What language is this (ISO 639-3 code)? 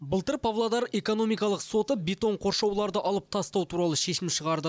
kaz